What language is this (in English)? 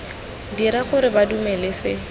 Tswana